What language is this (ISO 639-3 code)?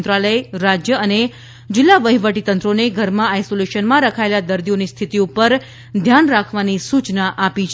guj